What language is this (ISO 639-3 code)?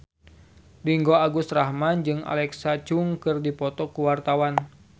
sun